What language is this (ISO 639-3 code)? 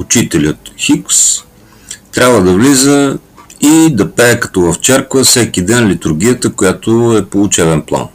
bul